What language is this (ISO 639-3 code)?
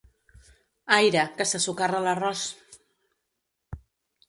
cat